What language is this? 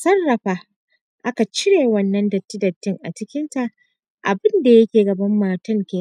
Hausa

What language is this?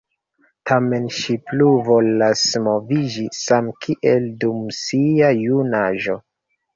Esperanto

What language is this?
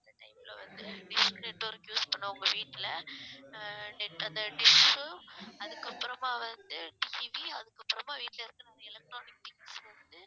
Tamil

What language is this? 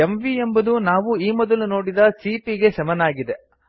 Kannada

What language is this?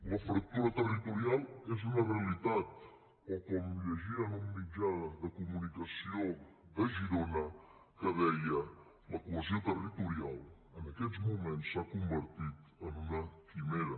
Catalan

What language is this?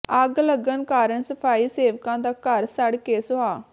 Punjabi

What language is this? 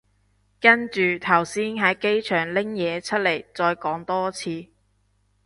Cantonese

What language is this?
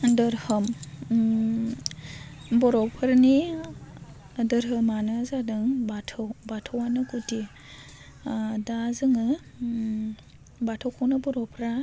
Bodo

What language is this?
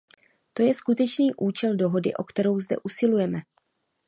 Czech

